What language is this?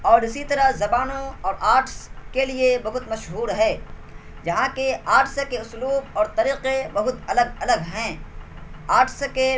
Urdu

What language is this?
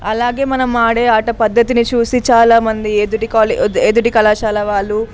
Telugu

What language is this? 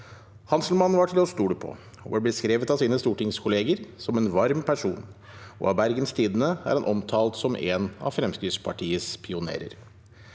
Norwegian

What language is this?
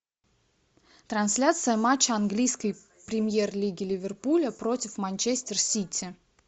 Russian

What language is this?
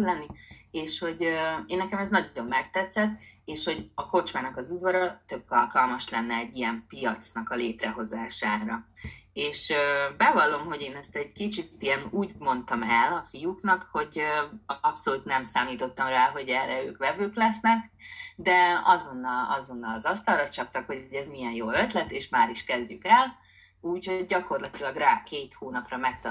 Hungarian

